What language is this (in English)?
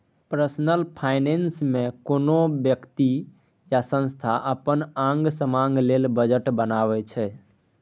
Maithili